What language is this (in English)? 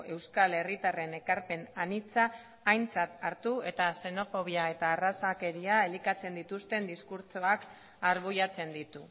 Basque